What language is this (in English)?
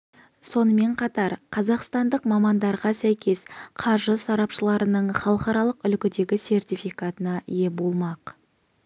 Kazakh